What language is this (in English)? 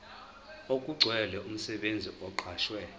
Zulu